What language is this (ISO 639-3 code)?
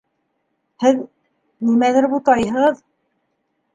bak